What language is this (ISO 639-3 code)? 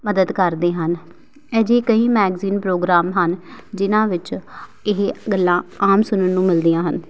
pan